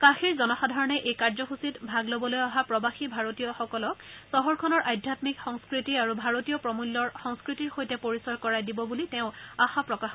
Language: Assamese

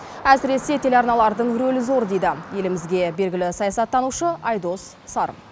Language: Kazakh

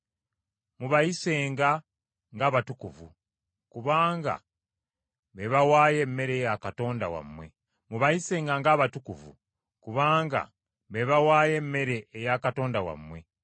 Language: Ganda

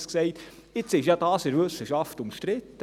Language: Swiss German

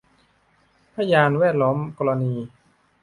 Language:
Thai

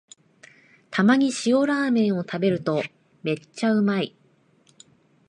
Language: Japanese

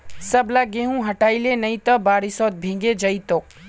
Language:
Magahi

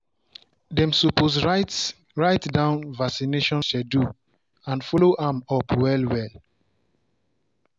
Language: Nigerian Pidgin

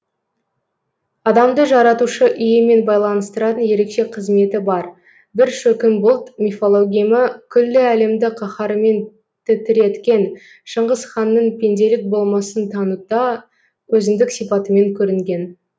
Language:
Kazakh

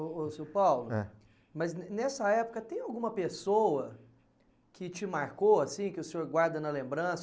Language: Portuguese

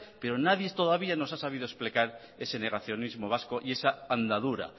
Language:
Spanish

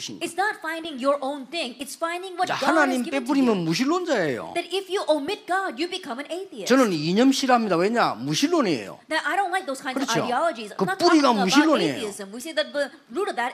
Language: Korean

